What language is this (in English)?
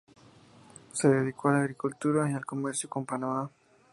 Spanish